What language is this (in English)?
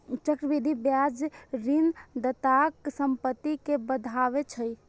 Maithili